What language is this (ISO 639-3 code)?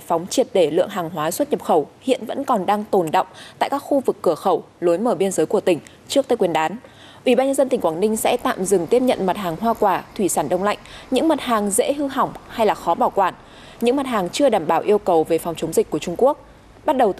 vie